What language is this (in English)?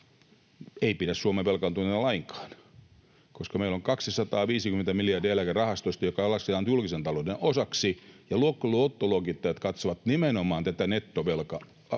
Finnish